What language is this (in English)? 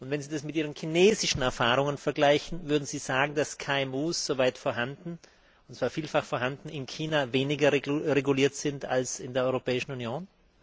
German